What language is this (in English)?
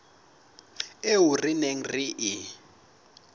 Southern Sotho